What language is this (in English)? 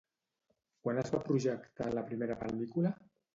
Catalan